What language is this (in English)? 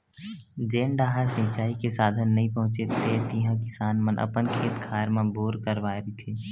Chhattisgarhi